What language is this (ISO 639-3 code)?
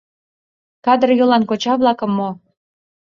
chm